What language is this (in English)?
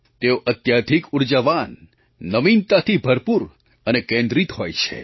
Gujarati